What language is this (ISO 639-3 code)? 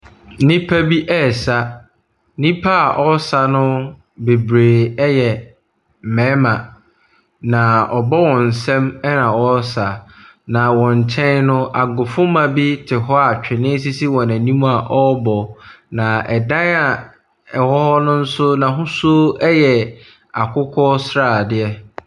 aka